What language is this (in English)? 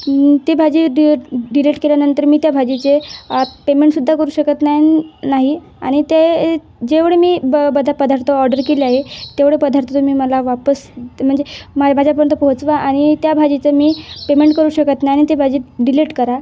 Marathi